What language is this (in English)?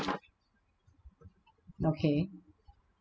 English